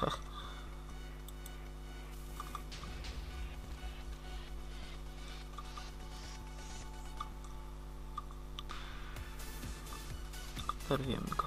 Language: Polish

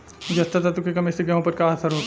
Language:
Bhojpuri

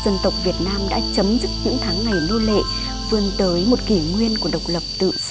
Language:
Vietnamese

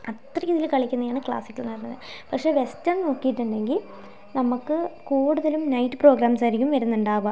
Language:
Malayalam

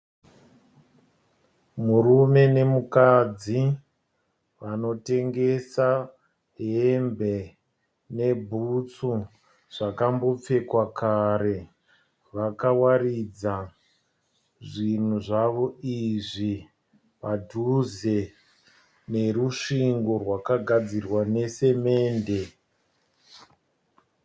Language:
Shona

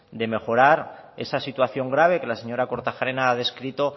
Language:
Spanish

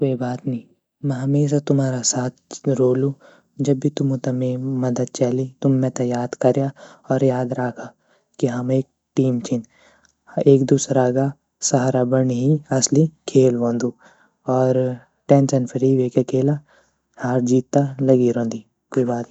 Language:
Garhwali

